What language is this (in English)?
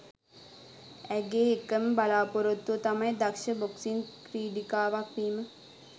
Sinhala